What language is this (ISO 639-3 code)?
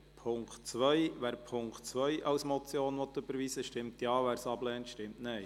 gsw